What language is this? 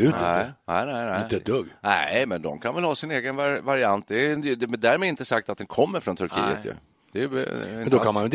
Swedish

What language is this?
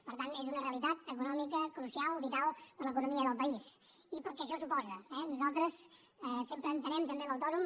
Catalan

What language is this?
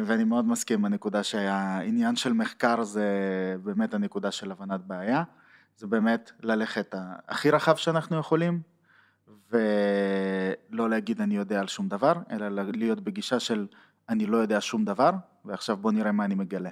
Hebrew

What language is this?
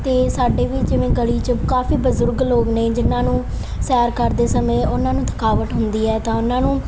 Punjabi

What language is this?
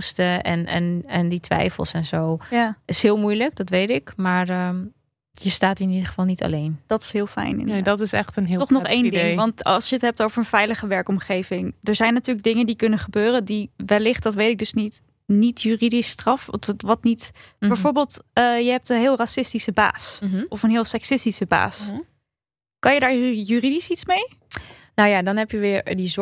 Dutch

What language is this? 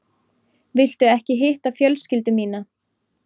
Icelandic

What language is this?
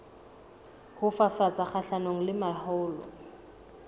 Southern Sotho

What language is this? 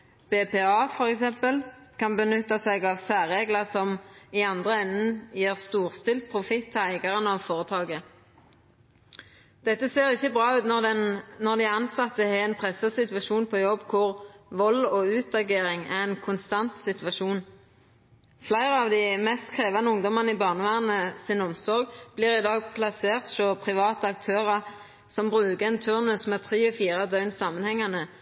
Norwegian Nynorsk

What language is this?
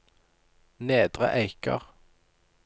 Norwegian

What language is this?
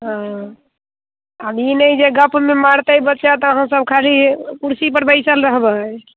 Maithili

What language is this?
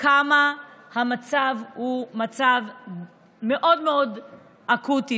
Hebrew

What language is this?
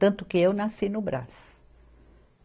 Portuguese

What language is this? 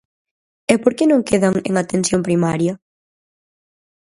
Galician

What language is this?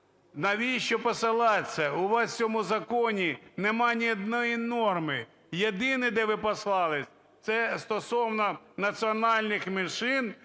Ukrainian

